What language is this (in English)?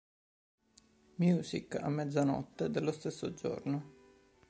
Italian